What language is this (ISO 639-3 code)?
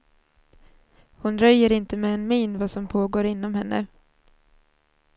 swe